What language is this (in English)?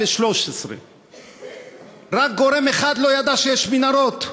Hebrew